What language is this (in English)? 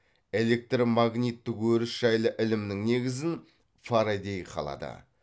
Kazakh